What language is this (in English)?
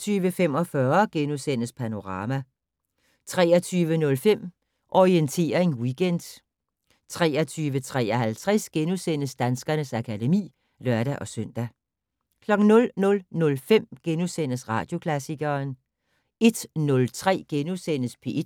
Danish